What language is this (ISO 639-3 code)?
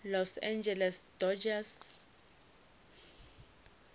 nso